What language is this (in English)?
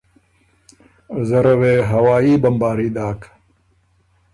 Ormuri